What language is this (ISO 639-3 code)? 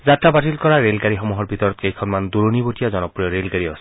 asm